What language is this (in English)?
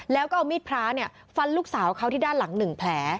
Thai